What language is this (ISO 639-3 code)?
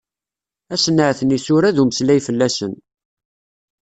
kab